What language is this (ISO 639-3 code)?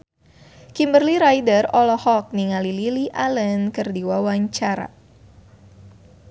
sun